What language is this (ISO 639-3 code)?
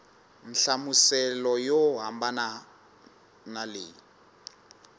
tso